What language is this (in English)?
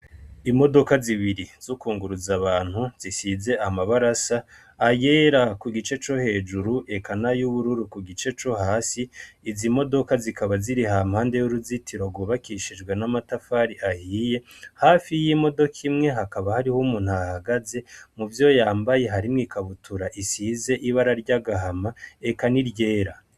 Rundi